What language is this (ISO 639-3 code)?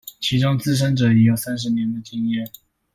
zho